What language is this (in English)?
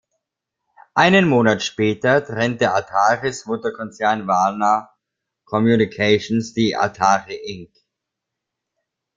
German